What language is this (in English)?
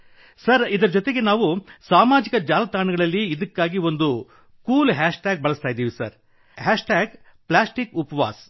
Kannada